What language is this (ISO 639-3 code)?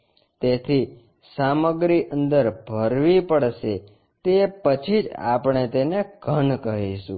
guj